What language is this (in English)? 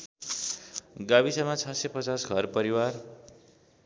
Nepali